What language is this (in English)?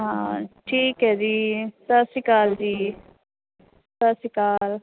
Punjabi